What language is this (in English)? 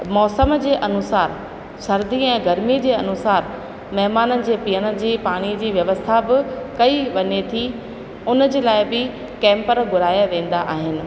Sindhi